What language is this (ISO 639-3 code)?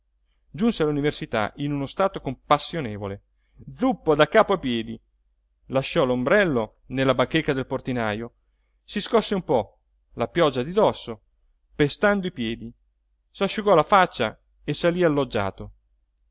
ita